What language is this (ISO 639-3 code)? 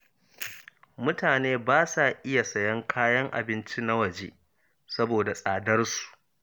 hau